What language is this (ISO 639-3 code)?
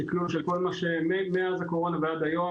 heb